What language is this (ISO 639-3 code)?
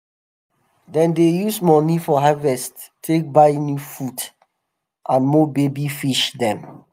pcm